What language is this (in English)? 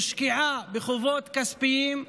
Hebrew